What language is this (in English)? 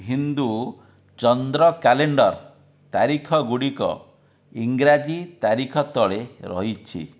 Odia